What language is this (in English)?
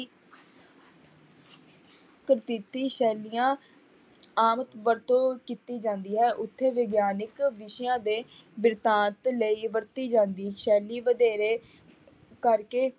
Punjabi